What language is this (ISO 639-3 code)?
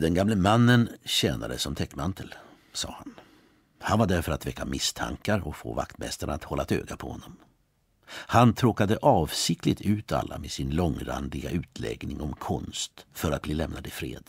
swe